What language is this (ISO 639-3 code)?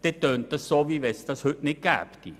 gsw